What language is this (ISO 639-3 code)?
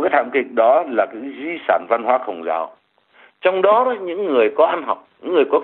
vie